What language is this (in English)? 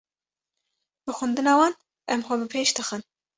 Kurdish